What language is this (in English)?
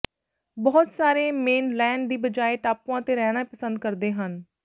Punjabi